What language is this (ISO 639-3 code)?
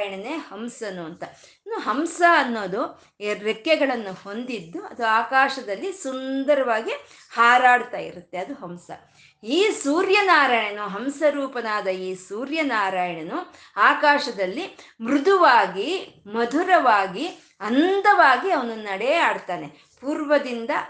kan